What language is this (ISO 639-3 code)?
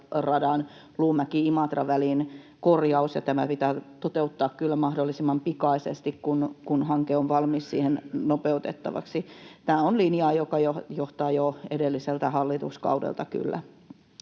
fin